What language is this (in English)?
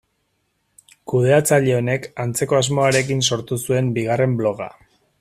Basque